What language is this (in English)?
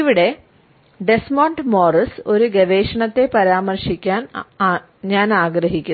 Malayalam